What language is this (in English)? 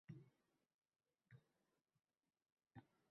Uzbek